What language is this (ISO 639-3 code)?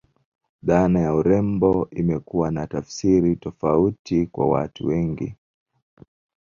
swa